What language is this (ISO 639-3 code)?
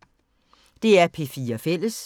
dan